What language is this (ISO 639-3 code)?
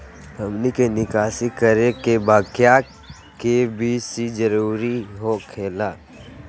mag